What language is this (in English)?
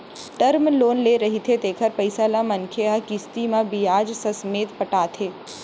Chhattisgarhi